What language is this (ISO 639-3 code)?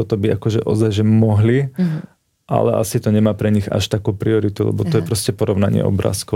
slk